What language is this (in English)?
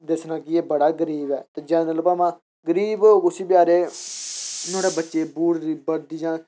Dogri